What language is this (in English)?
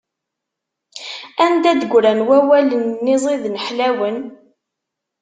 Kabyle